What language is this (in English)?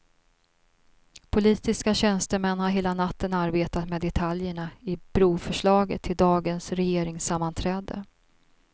Swedish